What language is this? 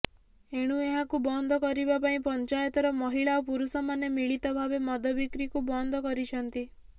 Odia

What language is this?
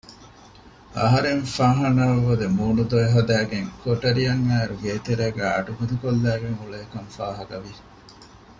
Divehi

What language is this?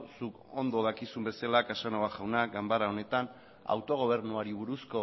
Basque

